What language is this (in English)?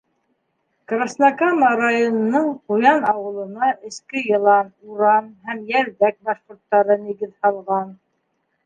Bashkir